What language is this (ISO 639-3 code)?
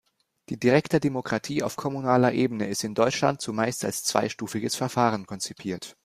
deu